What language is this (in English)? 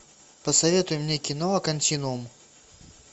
Russian